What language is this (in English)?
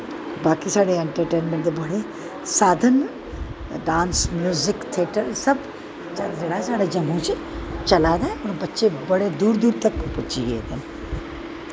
Dogri